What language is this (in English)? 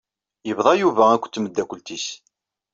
Kabyle